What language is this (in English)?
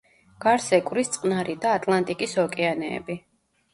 Georgian